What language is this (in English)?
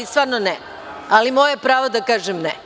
Serbian